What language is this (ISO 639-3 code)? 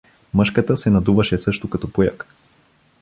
bul